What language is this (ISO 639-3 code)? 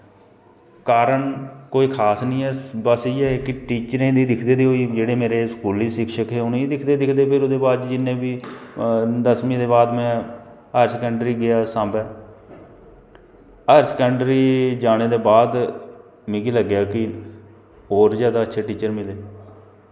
doi